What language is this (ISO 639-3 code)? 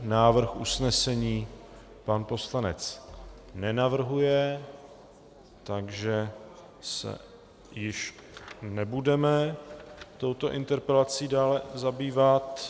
ces